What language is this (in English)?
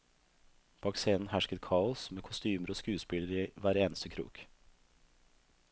Norwegian